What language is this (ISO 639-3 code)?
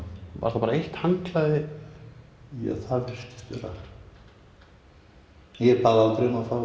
isl